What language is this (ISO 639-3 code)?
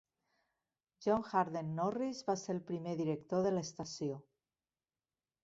cat